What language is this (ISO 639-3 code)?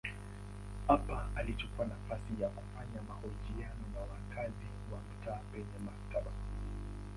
swa